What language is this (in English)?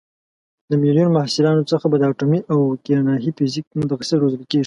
Pashto